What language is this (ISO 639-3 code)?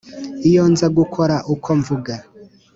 kin